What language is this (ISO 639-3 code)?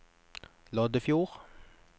nor